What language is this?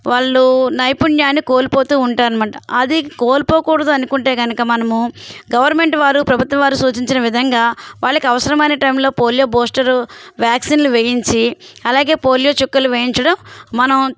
Telugu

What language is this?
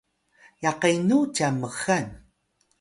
Atayal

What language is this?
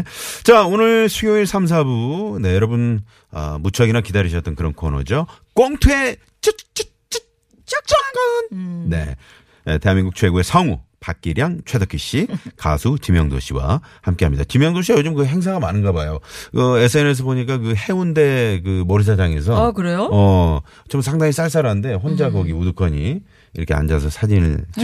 Korean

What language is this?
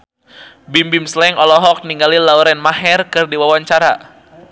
Sundanese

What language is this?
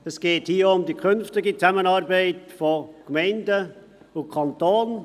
Swiss German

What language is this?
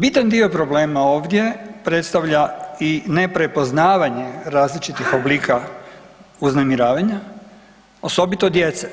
Croatian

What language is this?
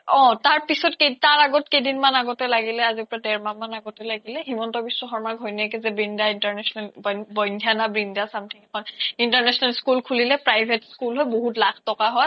Assamese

